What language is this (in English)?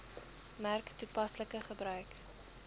Afrikaans